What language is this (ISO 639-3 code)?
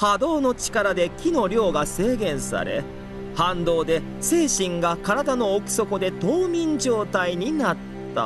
jpn